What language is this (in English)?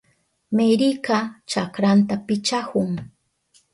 Southern Pastaza Quechua